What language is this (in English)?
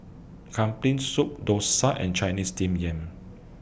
English